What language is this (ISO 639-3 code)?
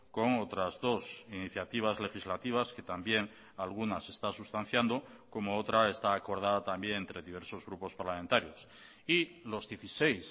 spa